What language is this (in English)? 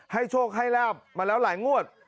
Thai